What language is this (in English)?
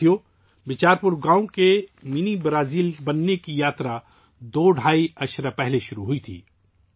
Urdu